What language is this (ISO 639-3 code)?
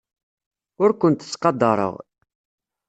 kab